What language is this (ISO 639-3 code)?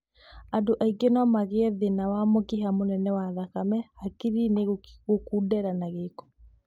kik